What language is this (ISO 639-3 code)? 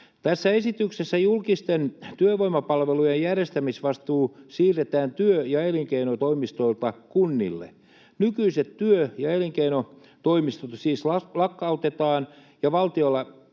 fin